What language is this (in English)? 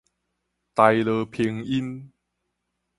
Min Nan Chinese